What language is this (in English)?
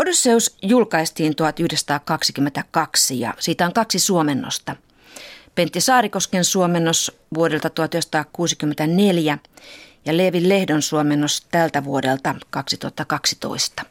Finnish